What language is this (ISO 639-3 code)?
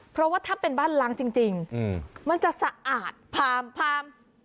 tha